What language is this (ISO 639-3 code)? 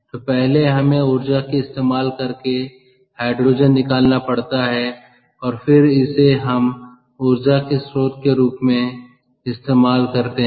hin